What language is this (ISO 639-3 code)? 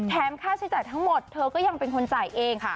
tha